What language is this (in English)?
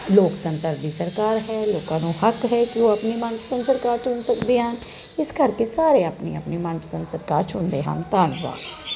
Punjabi